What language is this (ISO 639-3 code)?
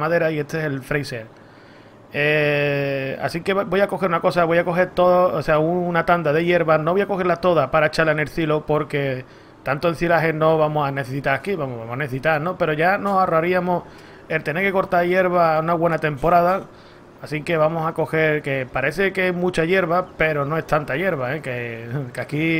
spa